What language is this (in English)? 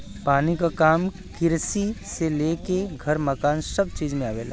Bhojpuri